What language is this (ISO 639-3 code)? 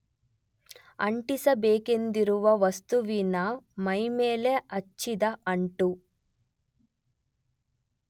kan